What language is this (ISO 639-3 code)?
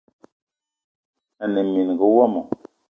eto